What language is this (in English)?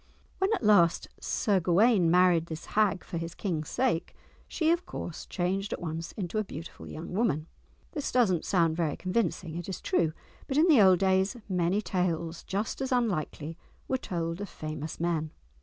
English